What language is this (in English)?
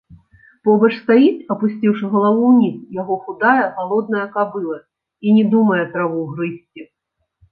Belarusian